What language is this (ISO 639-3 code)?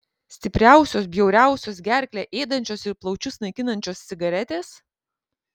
lit